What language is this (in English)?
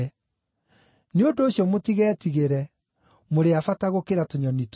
Kikuyu